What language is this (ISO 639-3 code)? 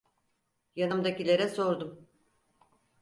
tur